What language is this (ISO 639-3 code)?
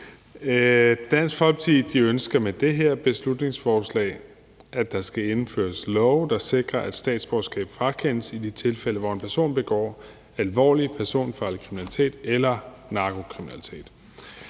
dan